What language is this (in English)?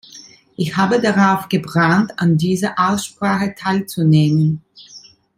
German